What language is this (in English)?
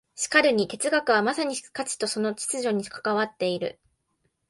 Japanese